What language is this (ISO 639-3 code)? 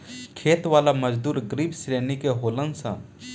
bho